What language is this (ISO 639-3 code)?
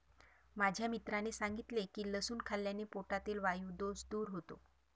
mar